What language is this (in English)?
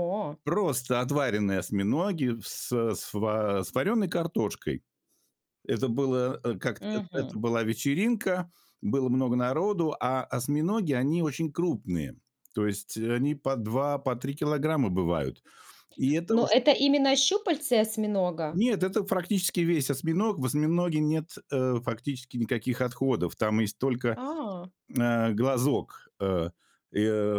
Russian